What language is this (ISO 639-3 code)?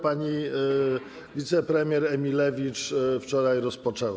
pol